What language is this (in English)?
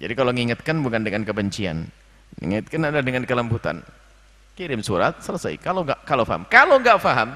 Indonesian